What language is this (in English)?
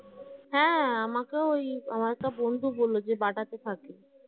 Bangla